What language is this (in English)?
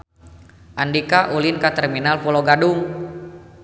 Sundanese